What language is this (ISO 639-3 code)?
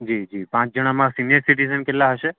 guj